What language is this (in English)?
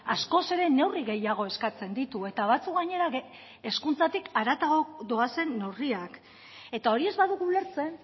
Basque